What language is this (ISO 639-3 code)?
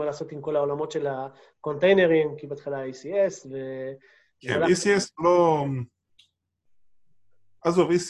heb